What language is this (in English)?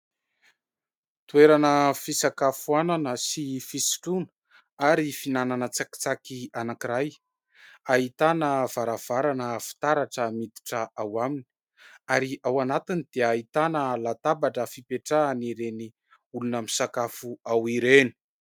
Malagasy